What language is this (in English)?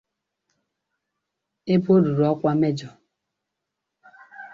Igbo